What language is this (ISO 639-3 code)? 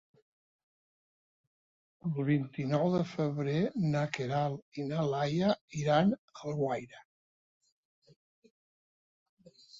cat